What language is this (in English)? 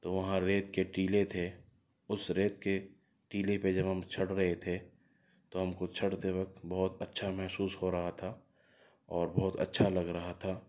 Urdu